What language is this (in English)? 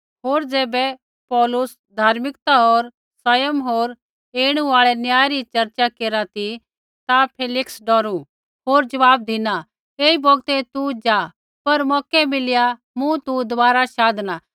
Kullu Pahari